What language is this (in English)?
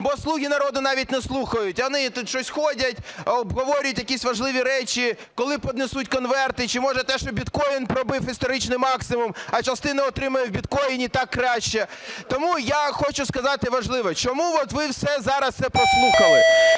Ukrainian